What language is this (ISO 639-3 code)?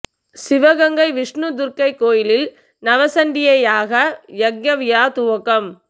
tam